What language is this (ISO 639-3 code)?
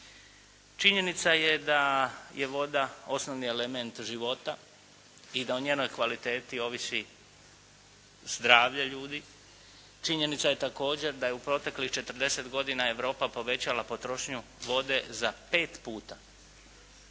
hrv